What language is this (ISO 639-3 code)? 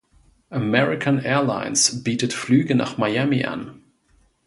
deu